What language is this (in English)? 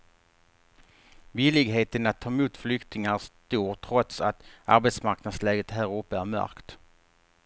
Swedish